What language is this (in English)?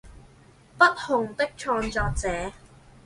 Chinese